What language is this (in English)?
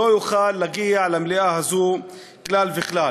Hebrew